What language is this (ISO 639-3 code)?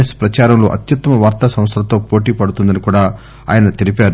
tel